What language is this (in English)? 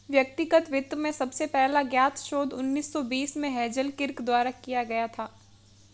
Hindi